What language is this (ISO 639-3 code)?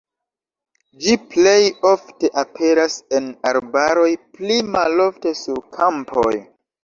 epo